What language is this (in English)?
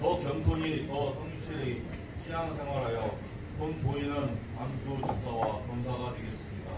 Korean